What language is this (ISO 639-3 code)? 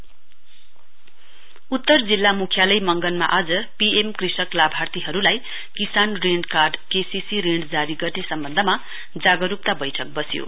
nep